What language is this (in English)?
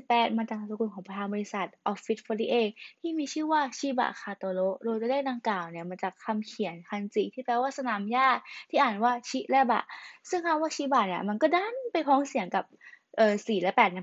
Thai